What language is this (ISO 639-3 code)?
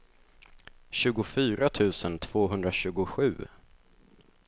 swe